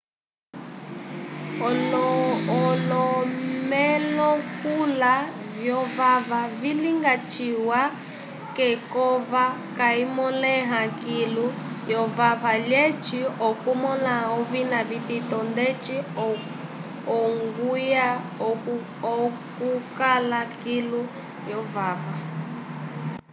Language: Umbundu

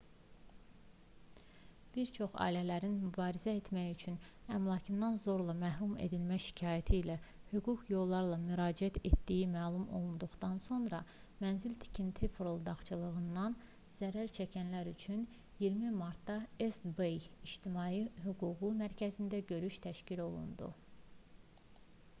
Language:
Azerbaijani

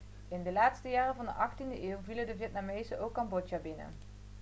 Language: Dutch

